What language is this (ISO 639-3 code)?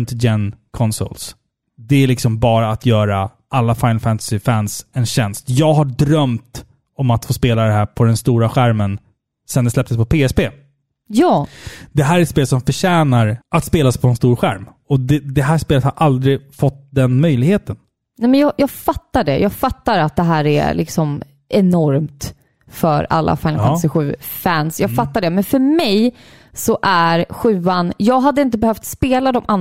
swe